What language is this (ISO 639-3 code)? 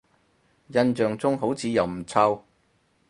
yue